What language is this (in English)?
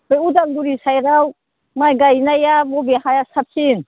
Bodo